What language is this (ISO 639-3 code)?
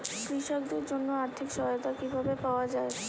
ben